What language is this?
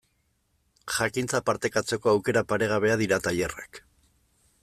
Basque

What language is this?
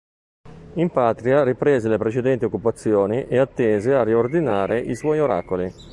Italian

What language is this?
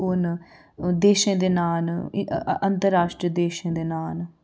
Dogri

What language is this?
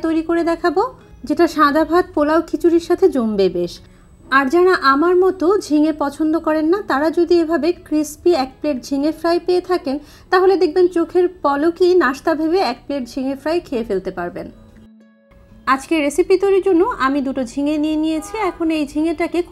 Bangla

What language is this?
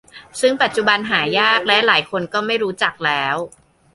Thai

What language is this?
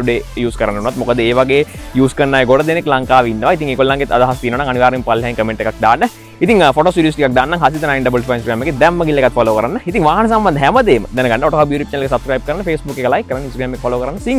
Thai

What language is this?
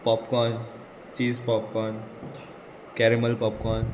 Konkani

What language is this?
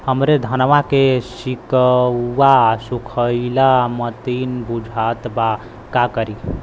Bhojpuri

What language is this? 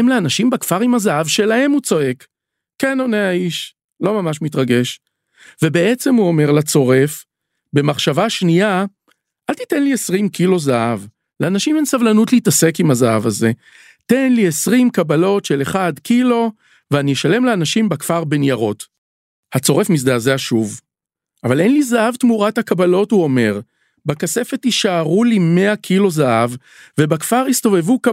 Hebrew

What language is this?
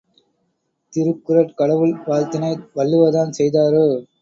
Tamil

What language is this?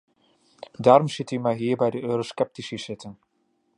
Dutch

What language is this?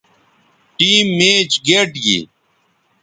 Bateri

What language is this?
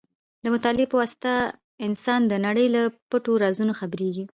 Pashto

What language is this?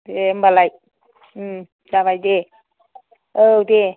Bodo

